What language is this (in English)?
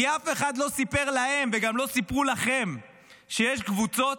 Hebrew